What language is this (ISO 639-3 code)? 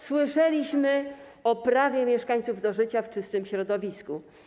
pol